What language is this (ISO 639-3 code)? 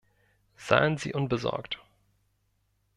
deu